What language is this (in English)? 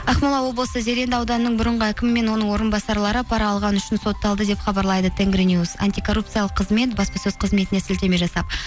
Kazakh